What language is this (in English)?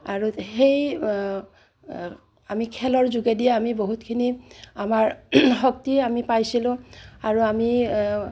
Assamese